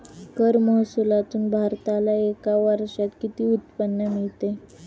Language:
Marathi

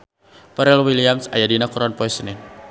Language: Sundanese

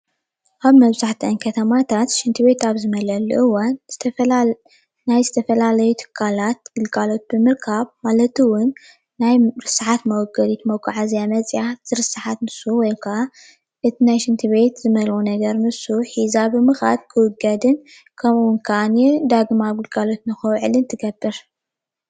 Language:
Tigrinya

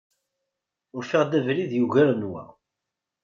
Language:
Kabyle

